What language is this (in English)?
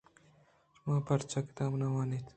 Eastern Balochi